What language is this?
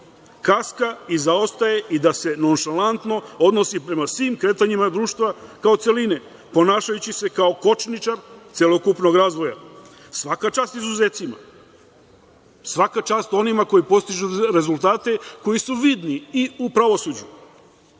Serbian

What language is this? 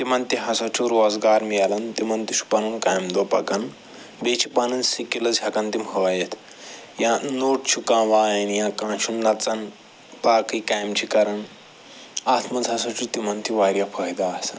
Kashmiri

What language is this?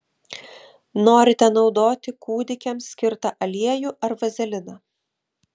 Lithuanian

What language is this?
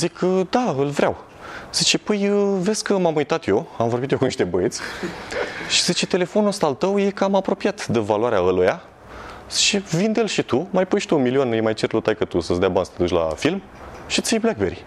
Romanian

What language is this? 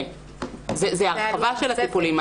Hebrew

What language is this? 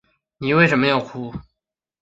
Chinese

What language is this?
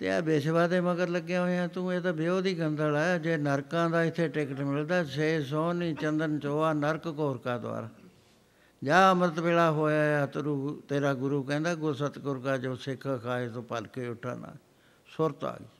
Punjabi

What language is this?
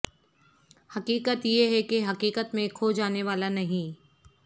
Urdu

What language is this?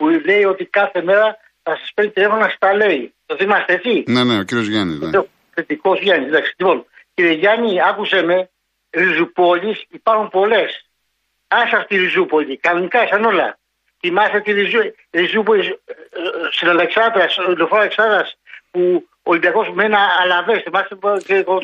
Greek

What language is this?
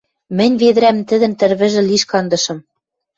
Western Mari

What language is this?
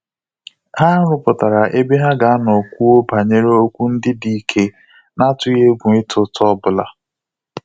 Igbo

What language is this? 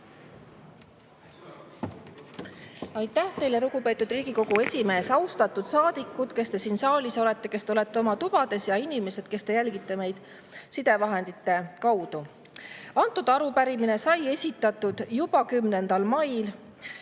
Estonian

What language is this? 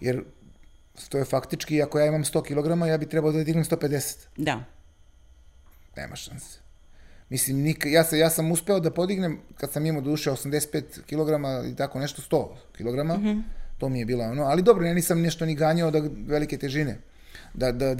Croatian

